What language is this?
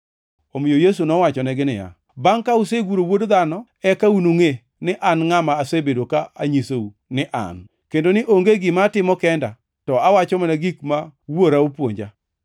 Luo (Kenya and Tanzania)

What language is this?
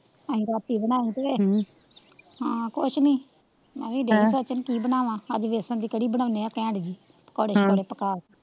Punjabi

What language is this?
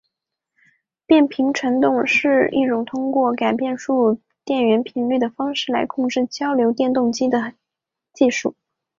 Chinese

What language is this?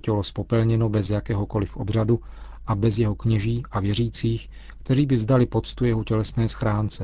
Czech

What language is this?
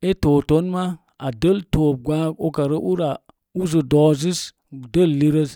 Mom Jango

